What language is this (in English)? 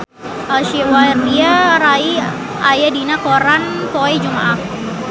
Sundanese